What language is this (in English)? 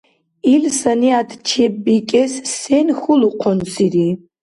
Dargwa